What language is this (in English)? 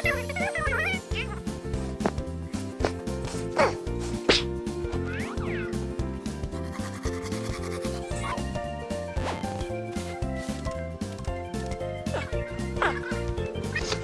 Hebrew